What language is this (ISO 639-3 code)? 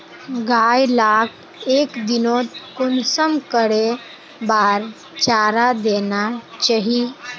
mag